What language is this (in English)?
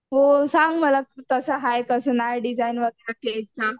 Marathi